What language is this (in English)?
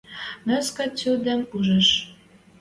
Western Mari